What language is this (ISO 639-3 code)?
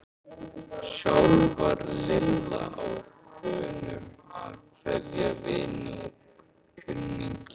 isl